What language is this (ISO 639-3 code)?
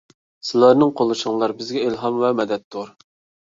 uig